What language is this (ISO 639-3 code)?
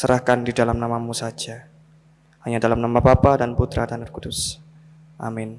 ind